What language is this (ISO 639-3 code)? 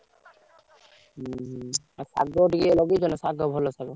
ori